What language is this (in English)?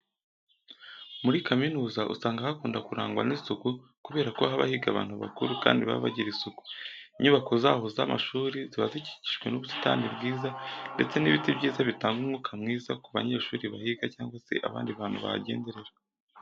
Kinyarwanda